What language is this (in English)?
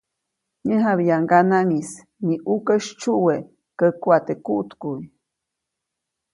Copainalá Zoque